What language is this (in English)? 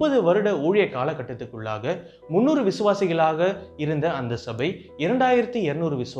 Tamil